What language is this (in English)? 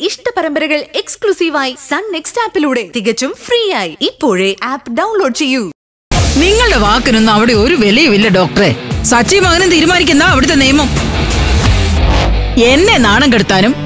Malayalam